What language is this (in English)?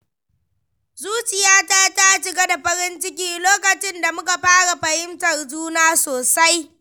Hausa